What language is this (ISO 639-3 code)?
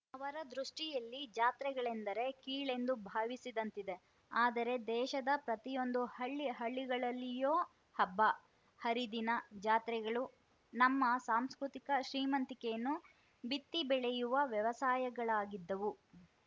kan